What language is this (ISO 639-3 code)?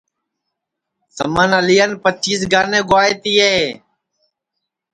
ssi